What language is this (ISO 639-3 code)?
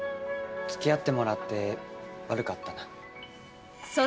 jpn